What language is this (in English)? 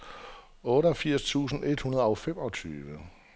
Danish